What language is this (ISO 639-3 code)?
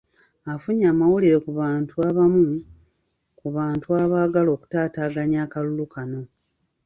lug